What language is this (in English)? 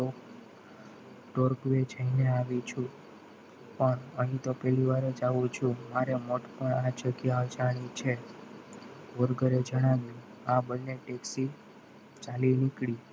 Gujarati